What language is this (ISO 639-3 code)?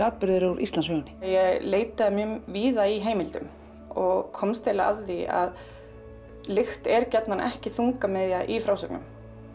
isl